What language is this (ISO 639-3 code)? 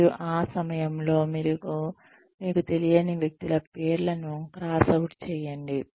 tel